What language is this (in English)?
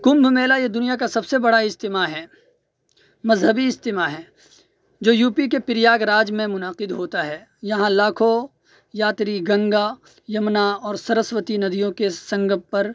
Urdu